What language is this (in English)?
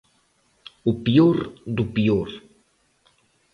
Galician